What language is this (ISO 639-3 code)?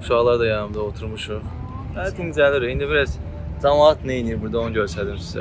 tur